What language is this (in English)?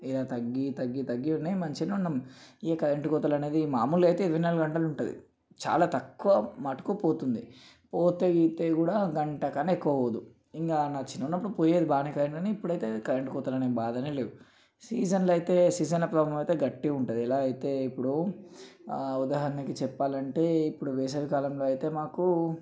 Telugu